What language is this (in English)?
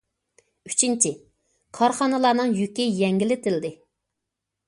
Uyghur